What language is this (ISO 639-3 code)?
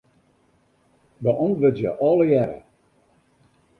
fry